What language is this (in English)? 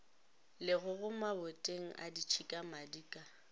Northern Sotho